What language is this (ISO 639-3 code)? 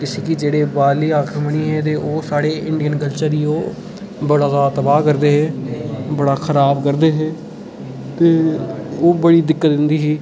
doi